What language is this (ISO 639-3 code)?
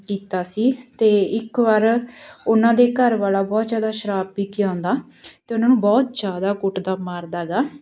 pan